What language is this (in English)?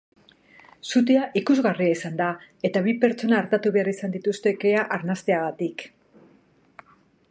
Basque